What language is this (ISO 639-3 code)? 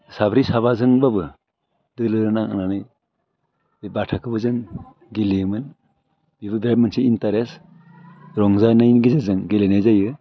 brx